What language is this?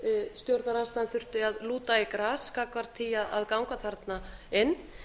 Icelandic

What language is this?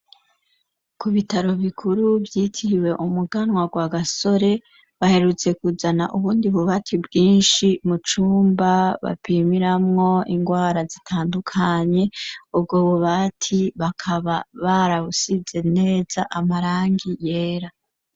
Rundi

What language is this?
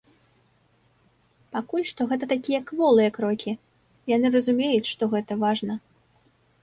Belarusian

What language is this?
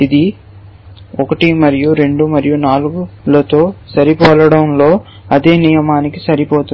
Telugu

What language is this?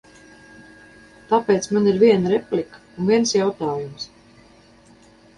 Latvian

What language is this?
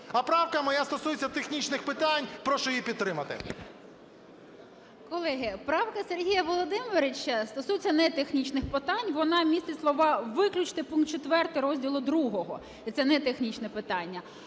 Ukrainian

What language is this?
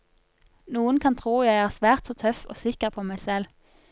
Norwegian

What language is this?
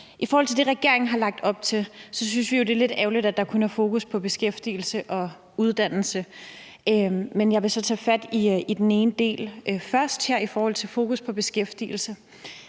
Danish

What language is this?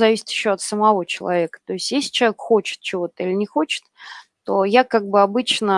Russian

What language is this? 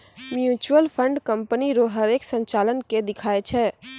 Maithili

